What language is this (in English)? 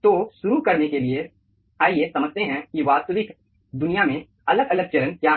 Hindi